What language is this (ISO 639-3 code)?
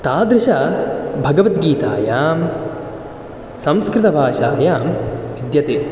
san